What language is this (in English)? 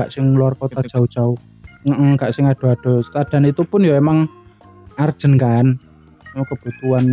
Indonesian